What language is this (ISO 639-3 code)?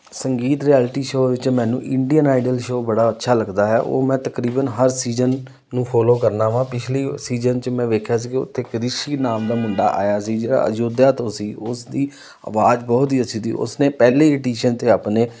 pan